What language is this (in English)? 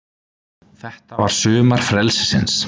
Icelandic